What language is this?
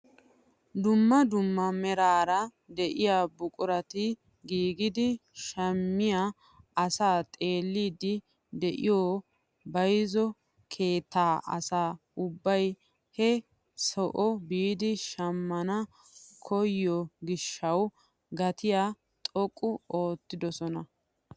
Wolaytta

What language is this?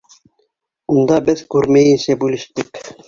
Bashkir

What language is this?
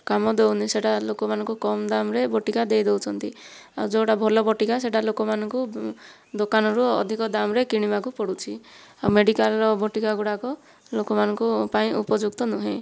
Odia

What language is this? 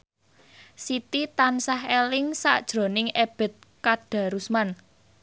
Javanese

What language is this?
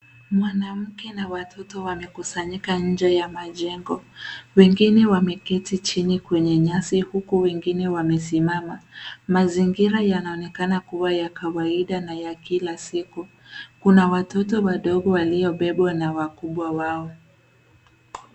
Swahili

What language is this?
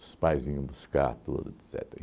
Portuguese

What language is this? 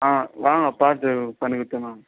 Tamil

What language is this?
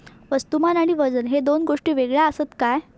Marathi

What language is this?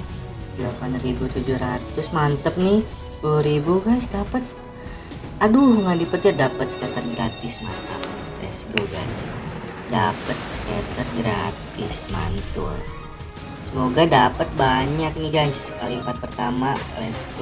Indonesian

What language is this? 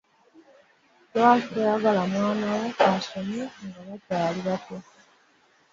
Ganda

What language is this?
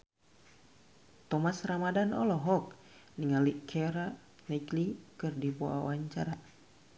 Sundanese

